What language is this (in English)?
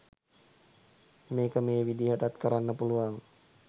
Sinhala